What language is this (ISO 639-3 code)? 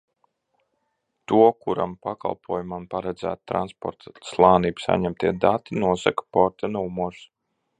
lav